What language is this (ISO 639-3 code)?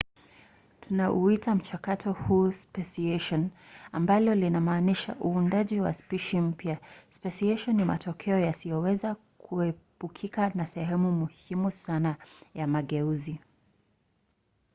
swa